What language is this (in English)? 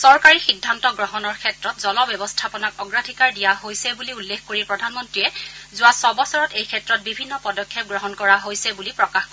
Assamese